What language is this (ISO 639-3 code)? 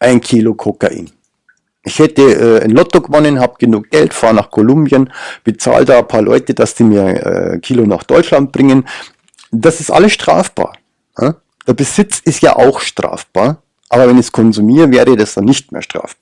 deu